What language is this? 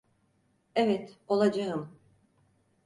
Turkish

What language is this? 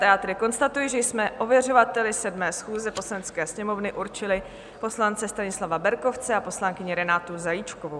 Czech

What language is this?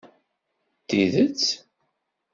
Kabyle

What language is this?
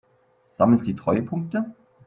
German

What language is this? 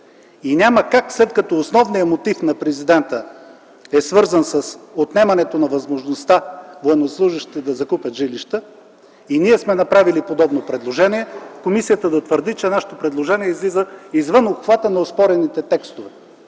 Bulgarian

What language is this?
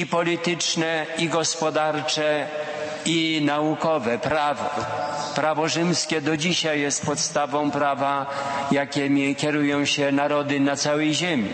Polish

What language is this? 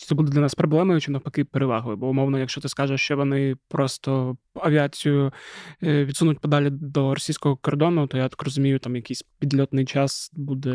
Ukrainian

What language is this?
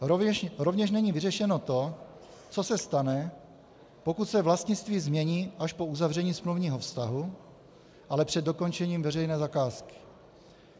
Czech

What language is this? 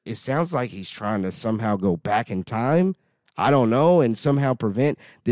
English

